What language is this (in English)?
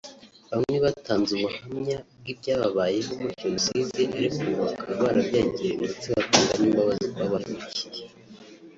Kinyarwanda